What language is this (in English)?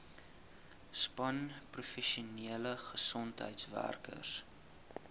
Afrikaans